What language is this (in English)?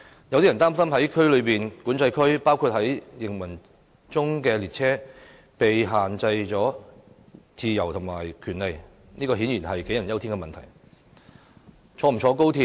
Cantonese